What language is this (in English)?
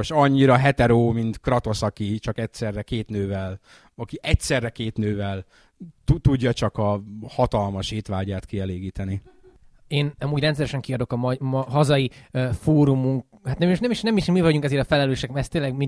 Hungarian